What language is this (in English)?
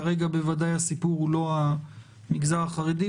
Hebrew